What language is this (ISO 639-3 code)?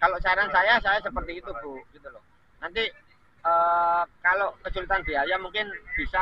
ind